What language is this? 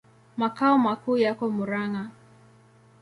Swahili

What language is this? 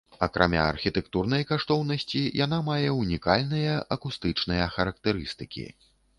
Belarusian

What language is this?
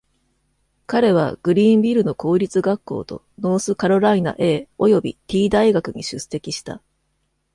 Japanese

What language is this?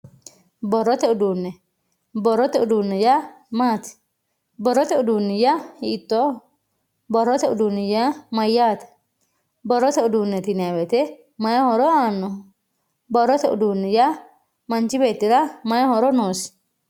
Sidamo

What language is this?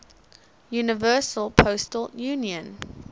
English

